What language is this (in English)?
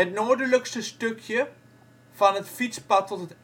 Dutch